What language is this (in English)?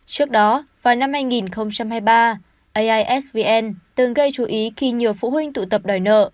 Vietnamese